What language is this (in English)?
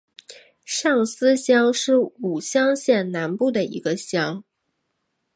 Chinese